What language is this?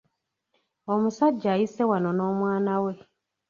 Ganda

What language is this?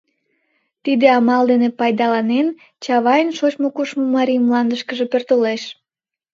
Mari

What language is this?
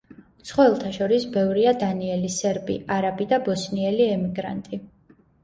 Georgian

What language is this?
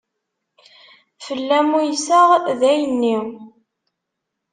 Kabyle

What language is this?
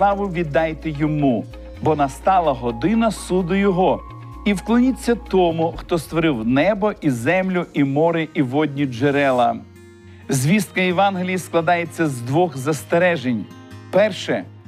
Ukrainian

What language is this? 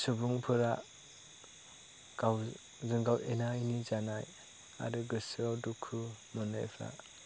Bodo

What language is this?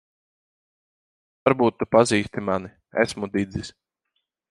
Latvian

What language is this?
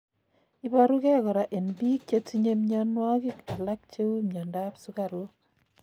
Kalenjin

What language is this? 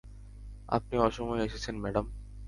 Bangla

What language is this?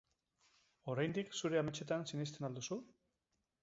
Basque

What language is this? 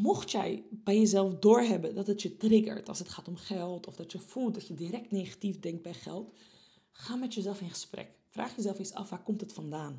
Dutch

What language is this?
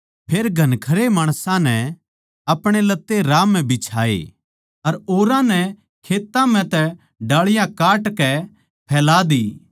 Haryanvi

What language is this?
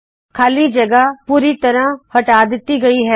Punjabi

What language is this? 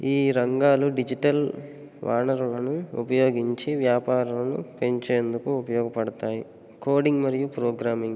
Telugu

